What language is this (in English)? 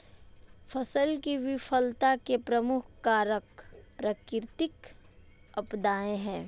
Hindi